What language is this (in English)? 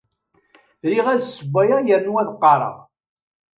Kabyle